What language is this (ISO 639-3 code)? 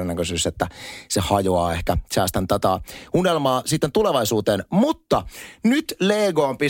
fin